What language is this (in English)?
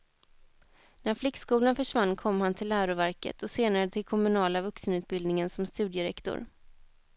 Swedish